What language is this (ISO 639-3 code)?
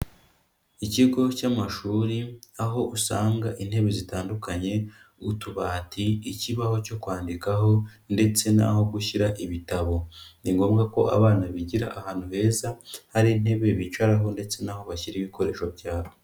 kin